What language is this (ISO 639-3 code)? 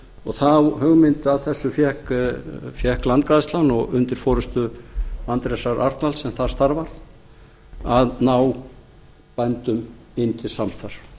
isl